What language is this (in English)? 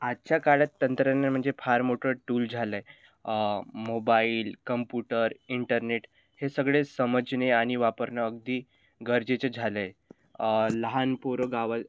Marathi